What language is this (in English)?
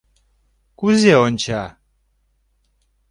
Mari